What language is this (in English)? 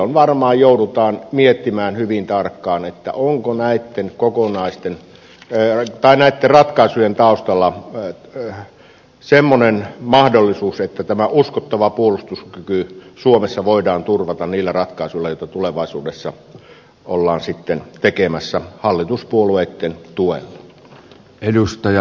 Finnish